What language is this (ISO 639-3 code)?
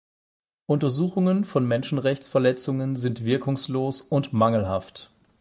deu